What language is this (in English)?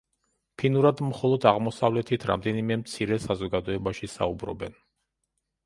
Georgian